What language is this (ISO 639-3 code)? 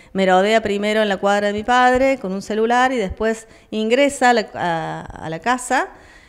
spa